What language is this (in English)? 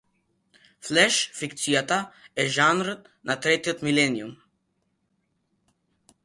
Macedonian